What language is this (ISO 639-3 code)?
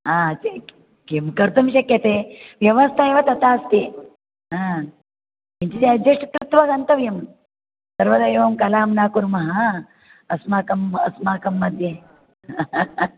san